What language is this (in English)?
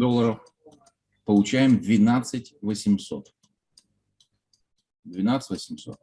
Russian